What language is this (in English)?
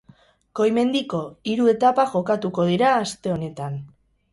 Basque